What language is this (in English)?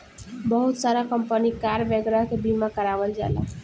Bhojpuri